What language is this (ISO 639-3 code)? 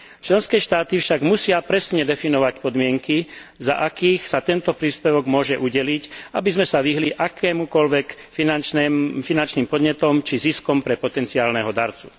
slk